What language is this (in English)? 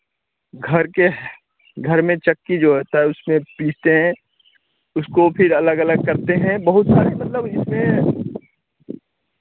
Hindi